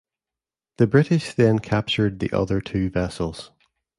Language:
English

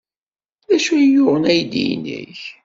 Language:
Kabyle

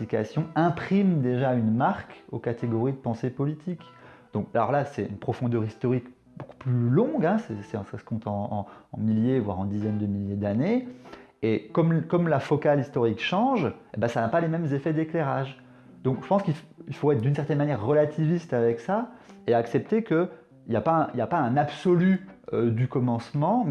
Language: French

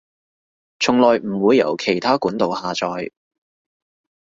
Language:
Cantonese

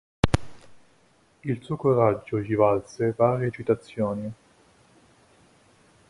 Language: Italian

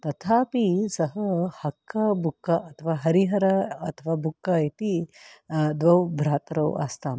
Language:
Sanskrit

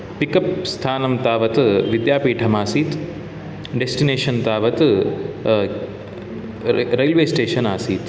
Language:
Sanskrit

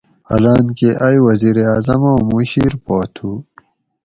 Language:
Gawri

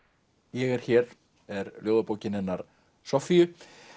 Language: Icelandic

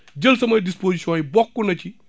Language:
Wolof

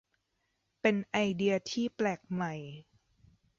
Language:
Thai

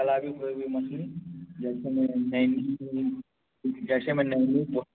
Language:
Hindi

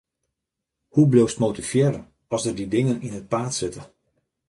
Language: Western Frisian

